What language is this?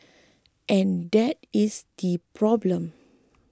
English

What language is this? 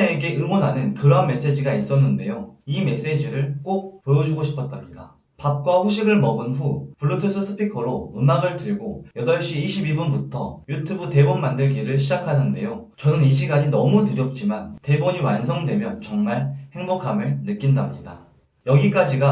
Korean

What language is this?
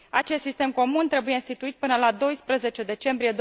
Romanian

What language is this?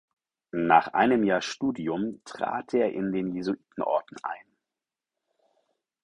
German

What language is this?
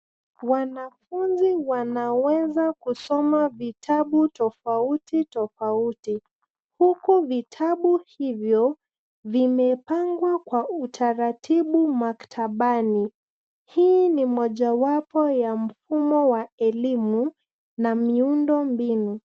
Swahili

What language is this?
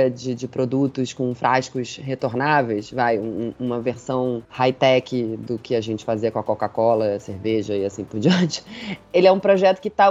Portuguese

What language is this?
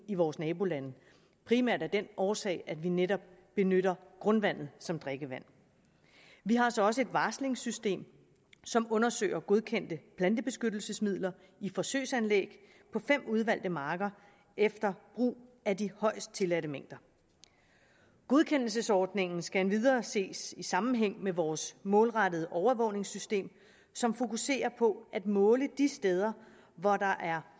Danish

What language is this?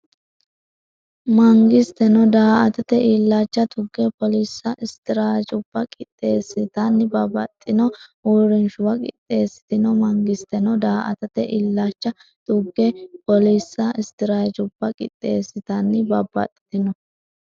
Sidamo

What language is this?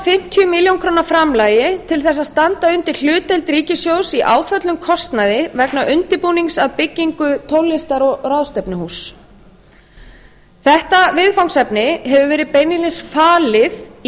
Icelandic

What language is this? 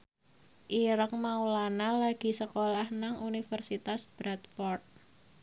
Javanese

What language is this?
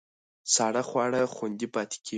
Pashto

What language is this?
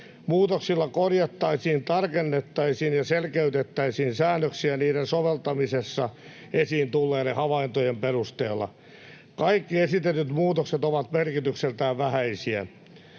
Finnish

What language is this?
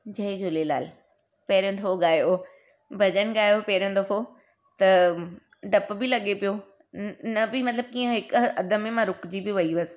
Sindhi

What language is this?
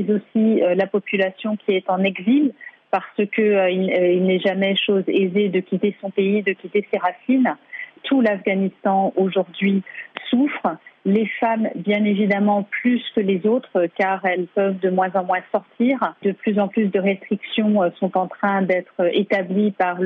French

